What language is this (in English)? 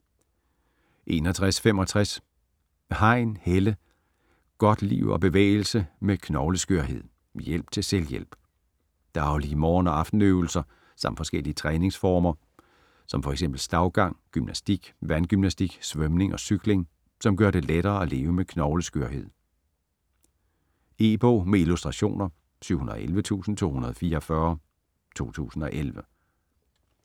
Danish